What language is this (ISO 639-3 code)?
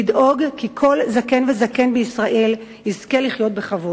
heb